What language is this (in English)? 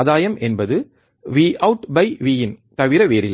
Tamil